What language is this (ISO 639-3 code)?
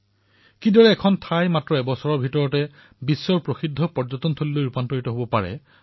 asm